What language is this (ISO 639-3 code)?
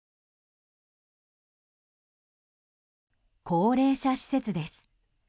jpn